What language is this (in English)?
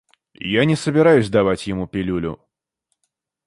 Russian